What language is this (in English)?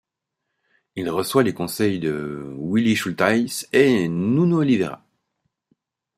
French